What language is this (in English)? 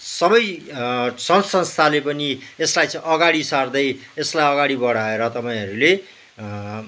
Nepali